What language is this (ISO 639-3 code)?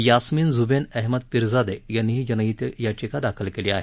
mar